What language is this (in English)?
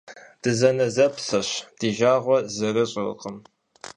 Kabardian